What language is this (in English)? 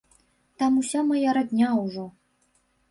Belarusian